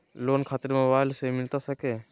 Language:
Magahi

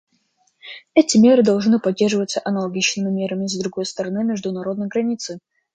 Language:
Russian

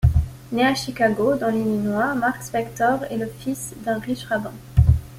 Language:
French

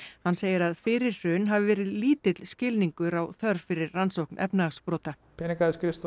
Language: Icelandic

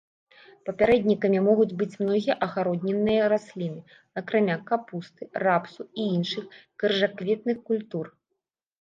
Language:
Belarusian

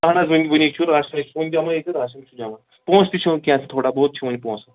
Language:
Kashmiri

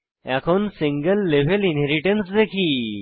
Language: Bangla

